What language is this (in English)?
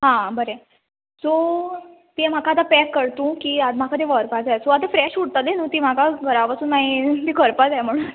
Konkani